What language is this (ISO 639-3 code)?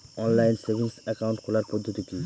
ben